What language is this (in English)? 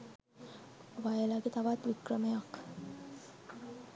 Sinhala